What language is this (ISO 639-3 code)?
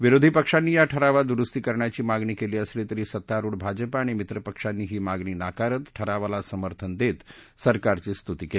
mar